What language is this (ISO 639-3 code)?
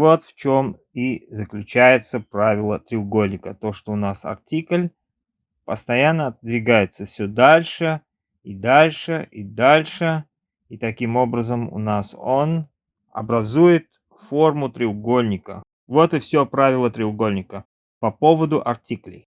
rus